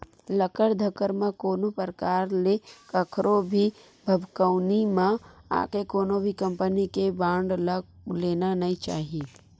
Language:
Chhattisgarhi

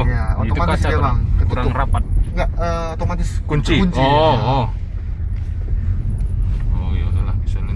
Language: Indonesian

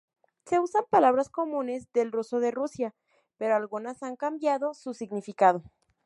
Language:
Spanish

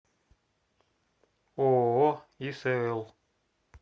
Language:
Russian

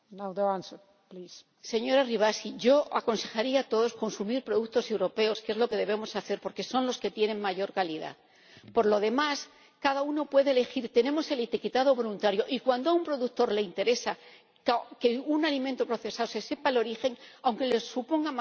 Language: Spanish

